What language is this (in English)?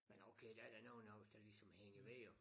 Danish